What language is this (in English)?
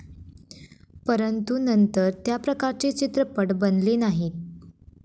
Marathi